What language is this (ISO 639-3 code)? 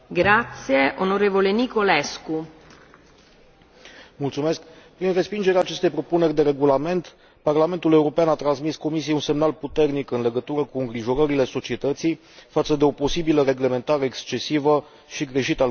ron